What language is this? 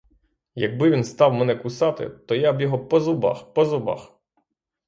Ukrainian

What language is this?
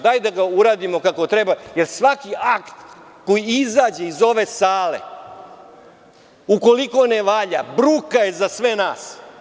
Serbian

